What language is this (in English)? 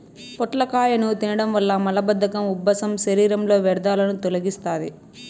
Telugu